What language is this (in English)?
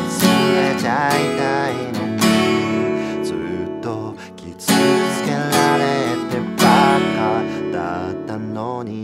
Japanese